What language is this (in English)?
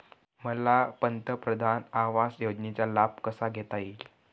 Marathi